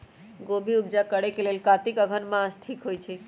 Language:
Magahi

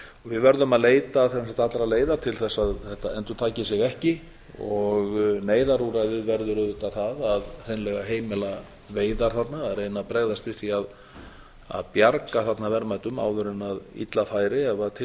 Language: Icelandic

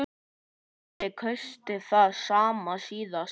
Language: Icelandic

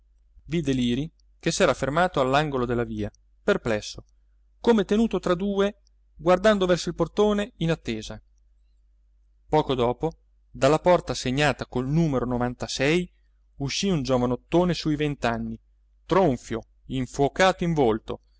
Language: Italian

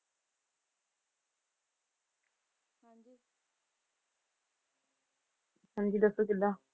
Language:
Punjabi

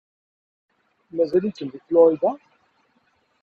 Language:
Kabyle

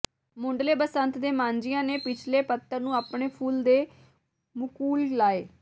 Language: Punjabi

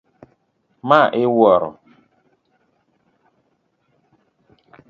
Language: Luo (Kenya and Tanzania)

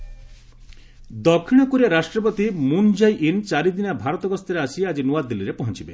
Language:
Odia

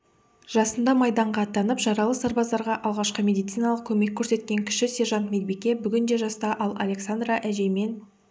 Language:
Kazakh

